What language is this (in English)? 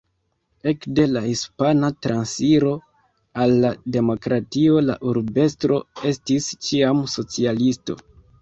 Esperanto